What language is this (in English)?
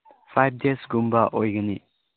Manipuri